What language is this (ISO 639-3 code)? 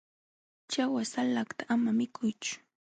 qxw